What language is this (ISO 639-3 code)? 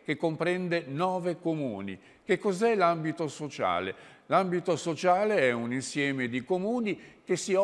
ita